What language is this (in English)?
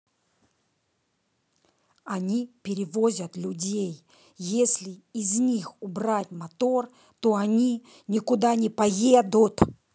Russian